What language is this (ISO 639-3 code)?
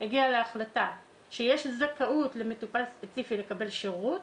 heb